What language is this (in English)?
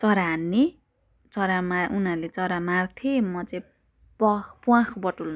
Nepali